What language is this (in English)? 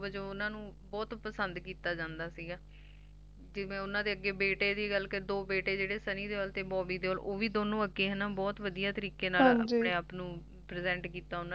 Punjabi